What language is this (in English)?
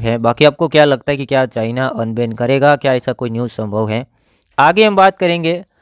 Hindi